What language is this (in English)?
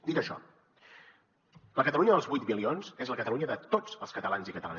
Catalan